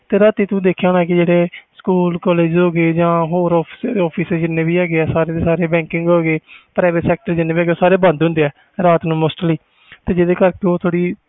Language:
Punjabi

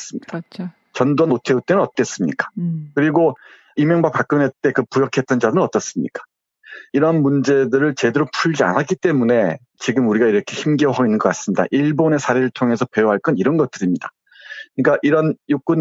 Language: Korean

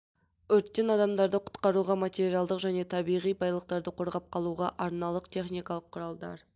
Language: Kazakh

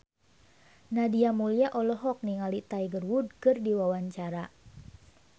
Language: Sundanese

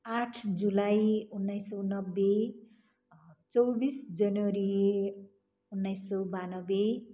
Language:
Nepali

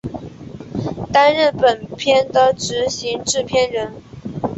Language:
Chinese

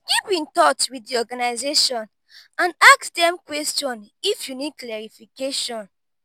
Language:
Nigerian Pidgin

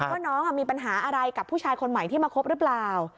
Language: Thai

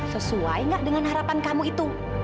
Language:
Indonesian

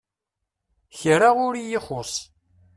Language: Kabyle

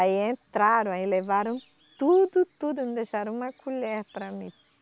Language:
Portuguese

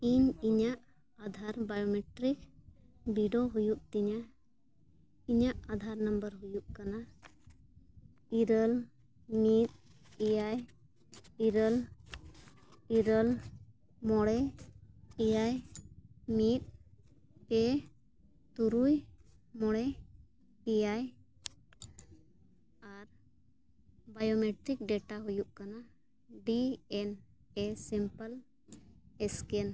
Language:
Santali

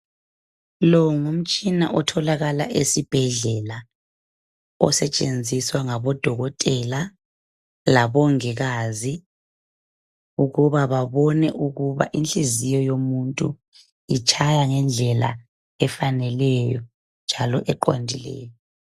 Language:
North Ndebele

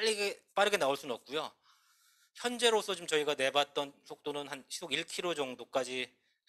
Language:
Korean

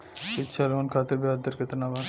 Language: Bhojpuri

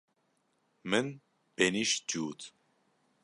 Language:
Kurdish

